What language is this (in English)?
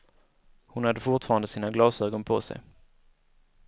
Swedish